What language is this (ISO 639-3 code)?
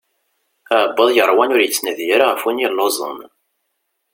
kab